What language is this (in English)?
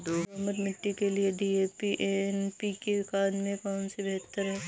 Hindi